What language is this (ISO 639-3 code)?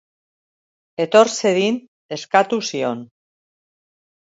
eus